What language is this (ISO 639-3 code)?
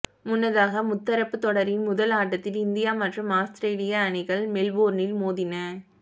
tam